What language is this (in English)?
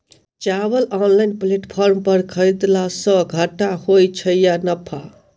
Maithili